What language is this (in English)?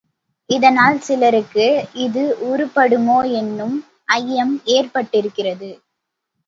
Tamil